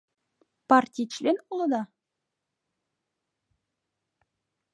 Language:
Mari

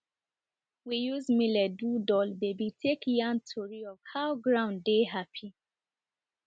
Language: Nigerian Pidgin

